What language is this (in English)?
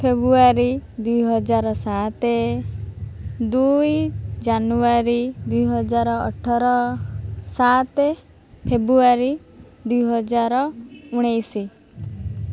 Odia